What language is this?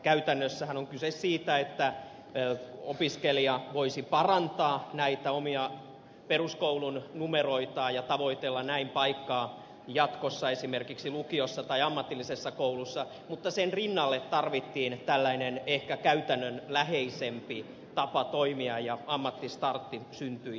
Finnish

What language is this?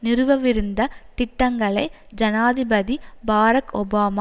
Tamil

